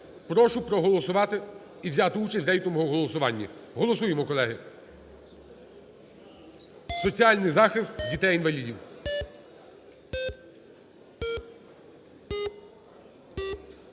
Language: Ukrainian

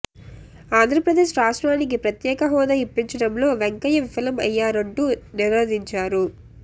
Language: Telugu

